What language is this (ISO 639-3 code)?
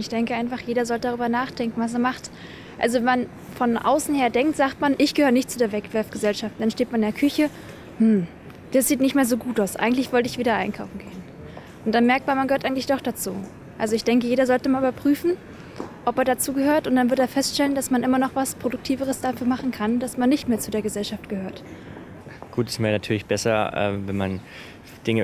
deu